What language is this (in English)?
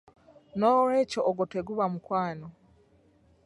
Ganda